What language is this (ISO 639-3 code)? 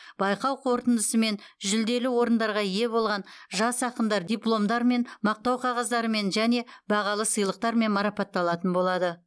kaz